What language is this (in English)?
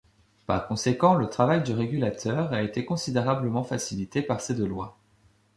French